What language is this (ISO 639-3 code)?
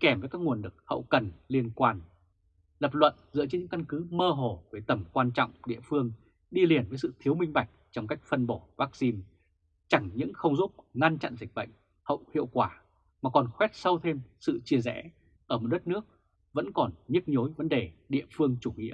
vie